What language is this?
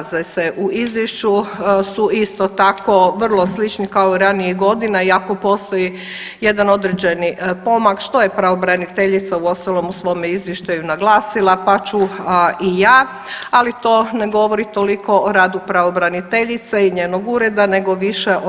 Croatian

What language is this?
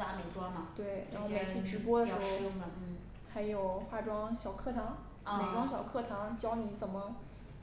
Chinese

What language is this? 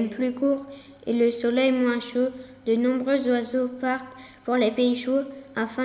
French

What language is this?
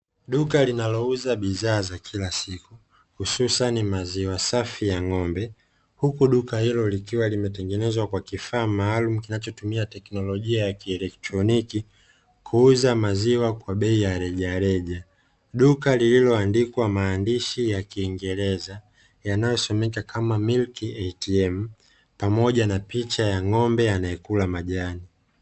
Swahili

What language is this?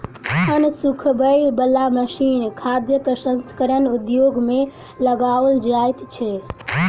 Maithili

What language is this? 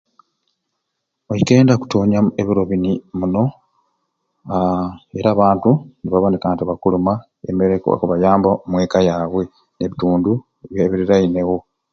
Ruuli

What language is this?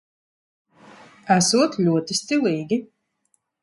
Latvian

